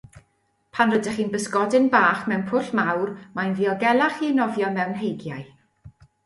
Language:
Welsh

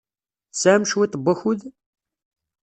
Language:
Kabyle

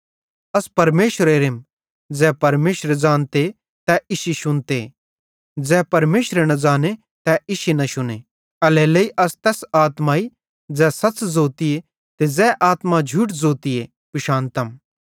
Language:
Bhadrawahi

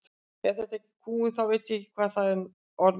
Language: Icelandic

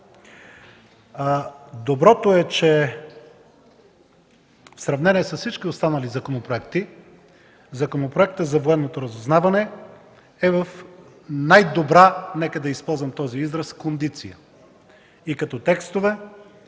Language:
Bulgarian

